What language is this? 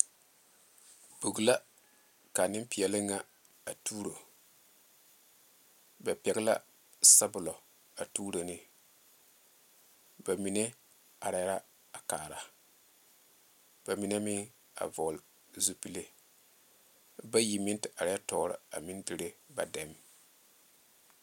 Southern Dagaare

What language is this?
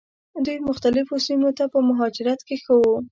Pashto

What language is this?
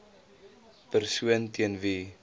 Afrikaans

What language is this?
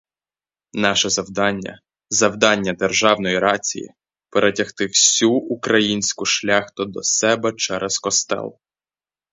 Ukrainian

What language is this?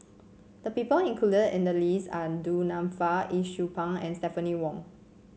English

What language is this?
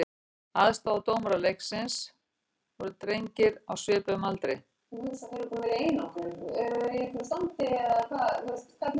Icelandic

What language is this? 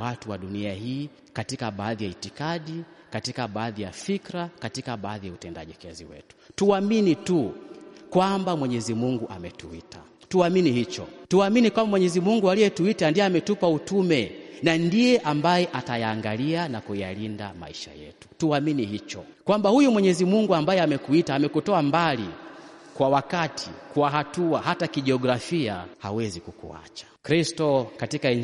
Swahili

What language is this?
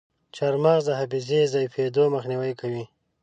Pashto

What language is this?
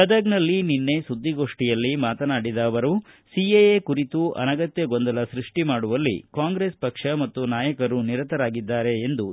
Kannada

